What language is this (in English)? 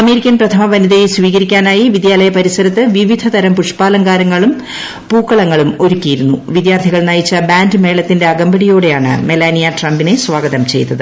Malayalam